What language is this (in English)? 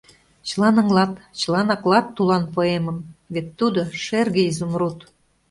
Mari